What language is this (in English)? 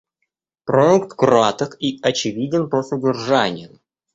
Russian